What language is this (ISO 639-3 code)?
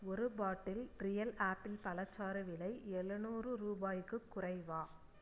tam